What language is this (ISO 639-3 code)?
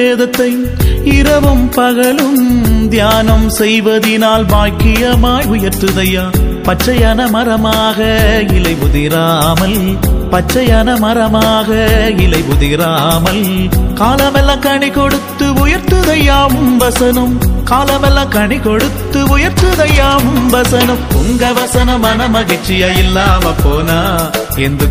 tam